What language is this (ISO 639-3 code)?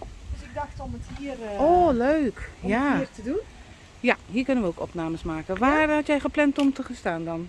nld